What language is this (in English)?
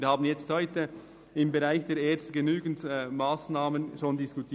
Swiss German